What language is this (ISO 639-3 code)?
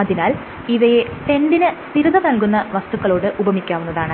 mal